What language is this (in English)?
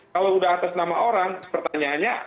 Indonesian